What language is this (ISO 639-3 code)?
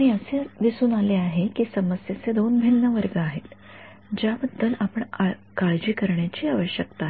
mar